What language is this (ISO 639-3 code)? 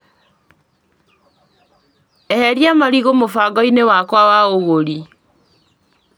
kik